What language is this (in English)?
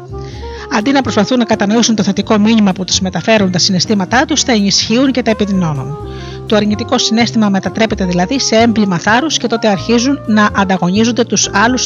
Greek